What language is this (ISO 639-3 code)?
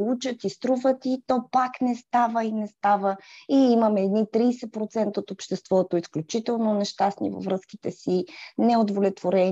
bul